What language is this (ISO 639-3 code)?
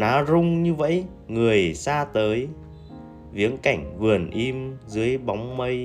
vie